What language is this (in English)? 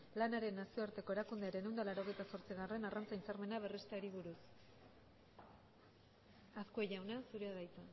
Basque